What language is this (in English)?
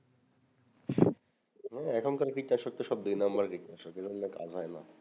Bangla